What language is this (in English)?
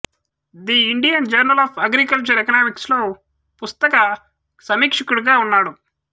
Telugu